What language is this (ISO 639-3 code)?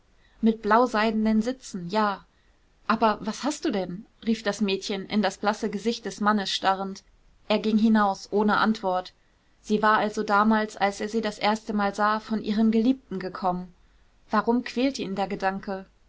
deu